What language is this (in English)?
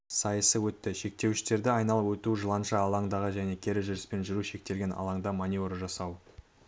Kazakh